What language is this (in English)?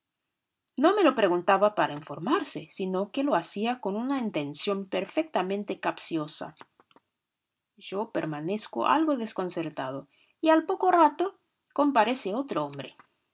Spanish